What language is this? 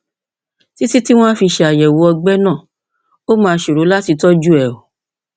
Yoruba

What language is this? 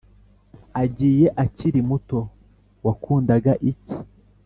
Kinyarwanda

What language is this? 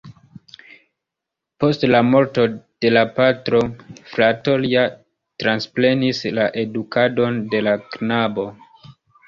Esperanto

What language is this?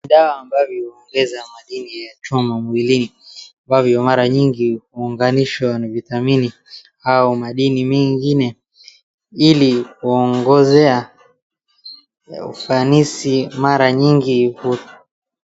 Swahili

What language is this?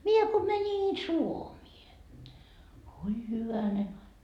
Finnish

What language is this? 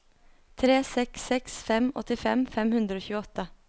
Norwegian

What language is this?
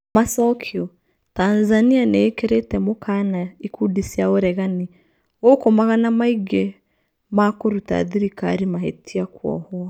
Kikuyu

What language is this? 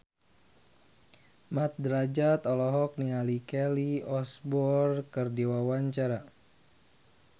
Sundanese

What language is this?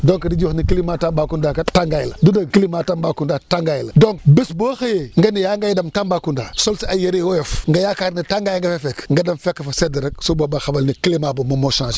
Wolof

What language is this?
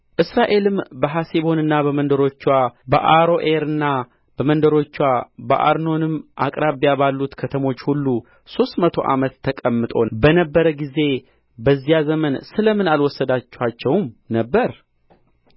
Amharic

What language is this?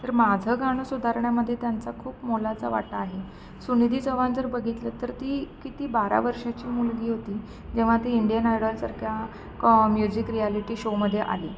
Marathi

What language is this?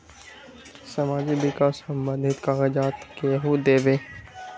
Magahi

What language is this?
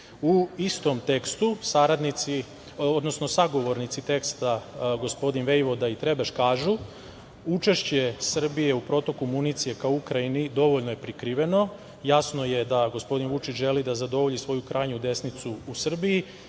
Serbian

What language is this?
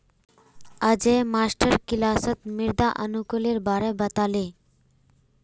Magahi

